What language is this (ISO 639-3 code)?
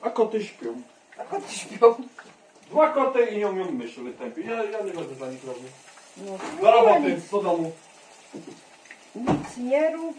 pol